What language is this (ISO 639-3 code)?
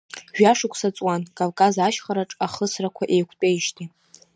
abk